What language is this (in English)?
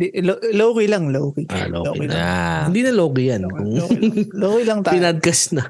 Filipino